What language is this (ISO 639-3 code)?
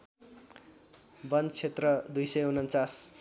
nep